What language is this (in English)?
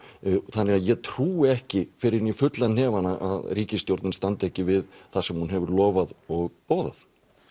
Icelandic